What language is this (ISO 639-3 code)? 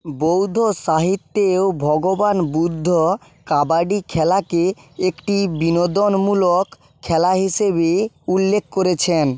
ben